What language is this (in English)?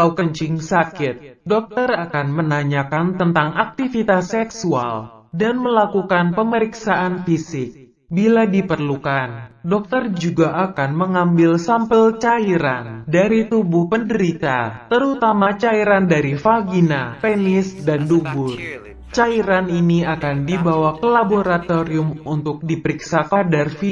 Indonesian